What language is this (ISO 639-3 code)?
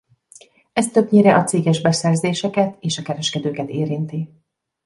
hun